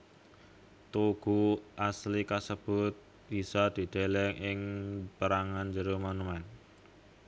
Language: Javanese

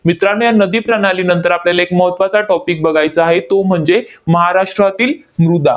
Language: Marathi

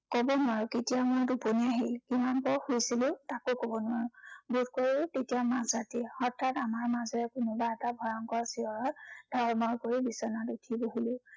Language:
Assamese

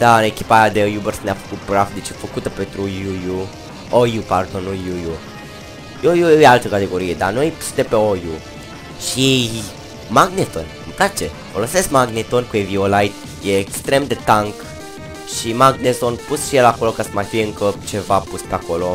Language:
Romanian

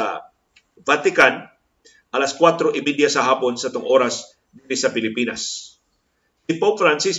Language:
Filipino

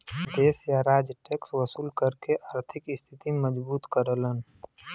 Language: Bhojpuri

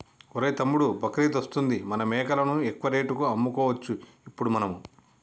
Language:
Telugu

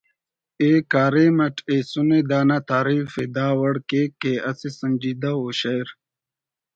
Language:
Brahui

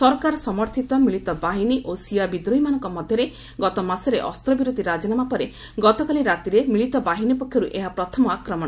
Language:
Odia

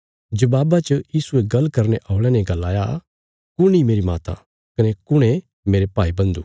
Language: Bilaspuri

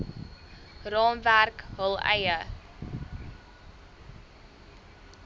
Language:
Afrikaans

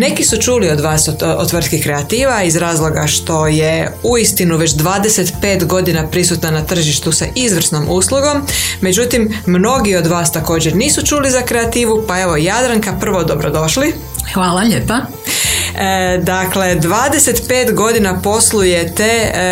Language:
Croatian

